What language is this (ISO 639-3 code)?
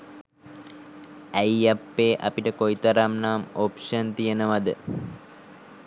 sin